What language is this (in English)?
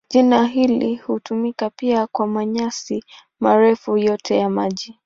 Swahili